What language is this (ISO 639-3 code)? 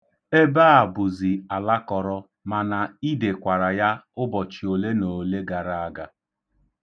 ibo